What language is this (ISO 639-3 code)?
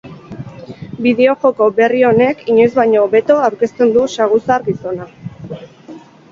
eus